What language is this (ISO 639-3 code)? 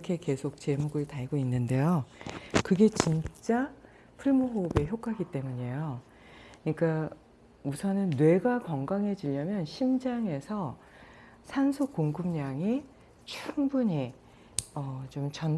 kor